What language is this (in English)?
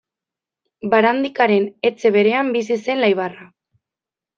Basque